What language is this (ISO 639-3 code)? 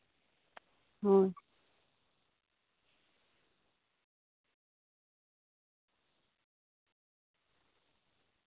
sat